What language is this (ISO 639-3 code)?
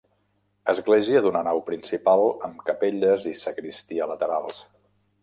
cat